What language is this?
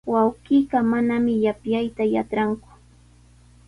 Sihuas Ancash Quechua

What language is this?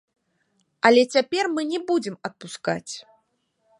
Belarusian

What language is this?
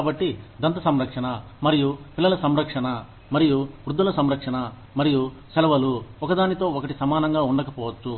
Telugu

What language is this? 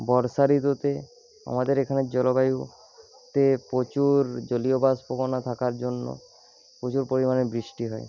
Bangla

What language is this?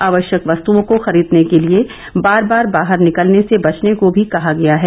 Hindi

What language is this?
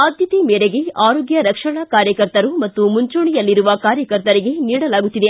Kannada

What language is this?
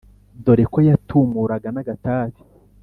Kinyarwanda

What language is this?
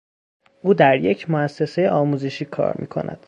Persian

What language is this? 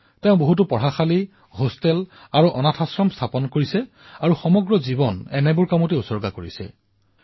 Assamese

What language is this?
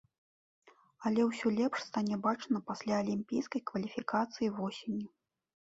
Belarusian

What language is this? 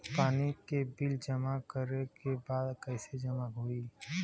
Bhojpuri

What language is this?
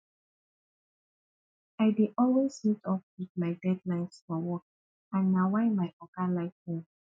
Nigerian Pidgin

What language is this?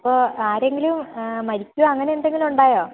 Malayalam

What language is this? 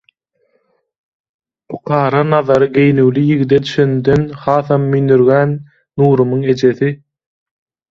Turkmen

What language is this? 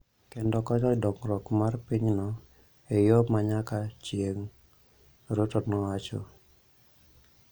Luo (Kenya and Tanzania)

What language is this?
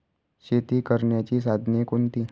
Marathi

